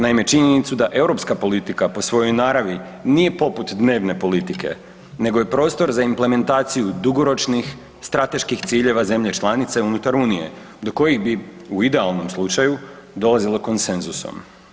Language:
Croatian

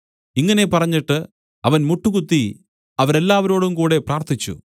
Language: Malayalam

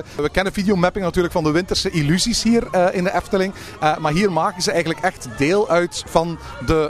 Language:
Dutch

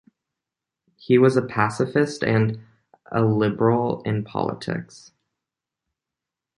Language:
English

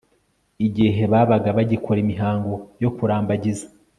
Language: Kinyarwanda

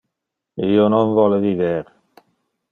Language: Interlingua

